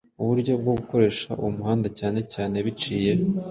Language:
Kinyarwanda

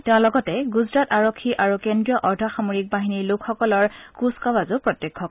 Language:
Assamese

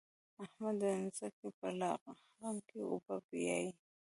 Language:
Pashto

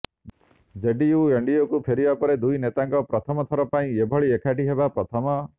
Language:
Odia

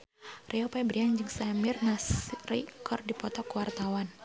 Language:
Sundanese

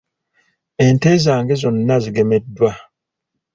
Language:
Ganda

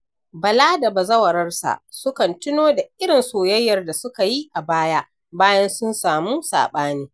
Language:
Hausa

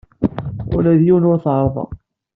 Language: Kabyle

